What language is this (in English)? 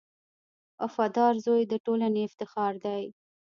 Pashto